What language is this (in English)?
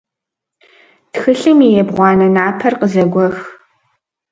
Kabardian